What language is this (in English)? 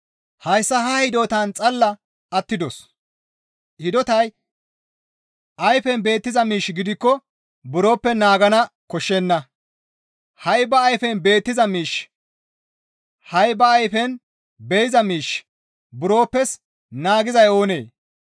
Gamo